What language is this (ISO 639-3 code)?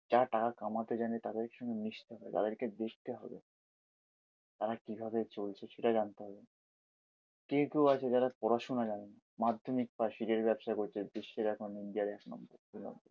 ben